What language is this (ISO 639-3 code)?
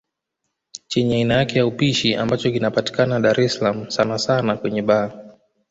swa